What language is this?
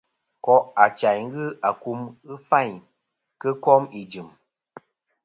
Kom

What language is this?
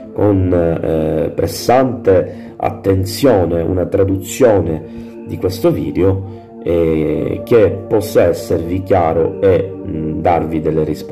Italian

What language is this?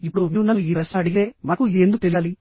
Telugu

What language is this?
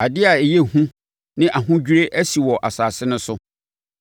Akan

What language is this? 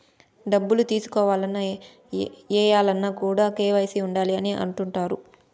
Telugu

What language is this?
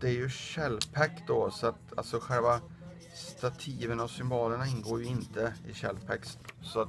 Swedish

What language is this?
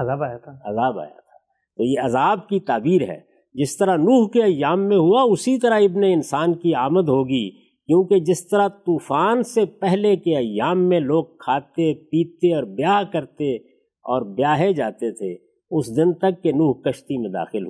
Urdu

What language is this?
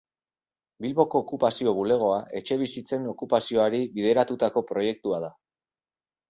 Basque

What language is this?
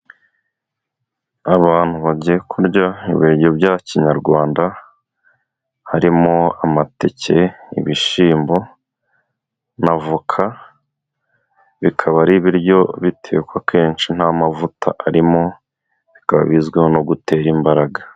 Kinyarwanda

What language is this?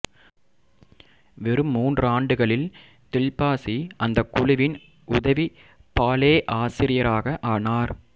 Tamil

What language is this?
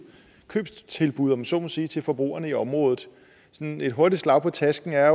Danish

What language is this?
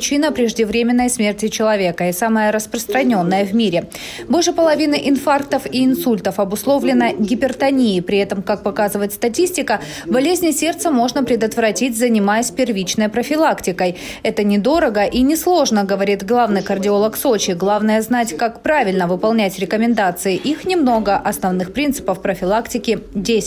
Russian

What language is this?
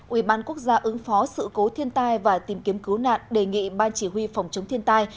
Vietnamese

